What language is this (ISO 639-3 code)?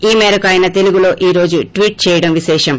tel